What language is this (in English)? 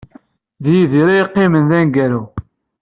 Kabyle